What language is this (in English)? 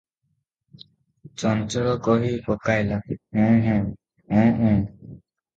Odia